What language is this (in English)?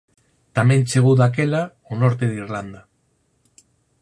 Galician